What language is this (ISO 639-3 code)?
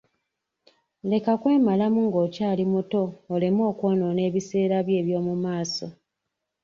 lug